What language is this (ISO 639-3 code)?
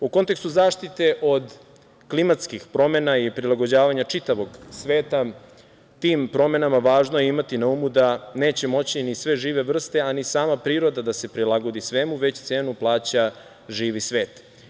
srp